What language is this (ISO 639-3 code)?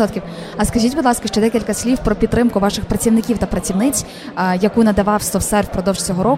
ukr